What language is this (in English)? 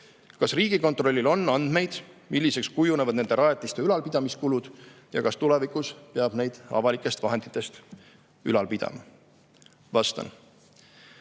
Estonian